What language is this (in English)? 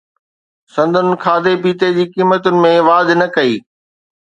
Sindhi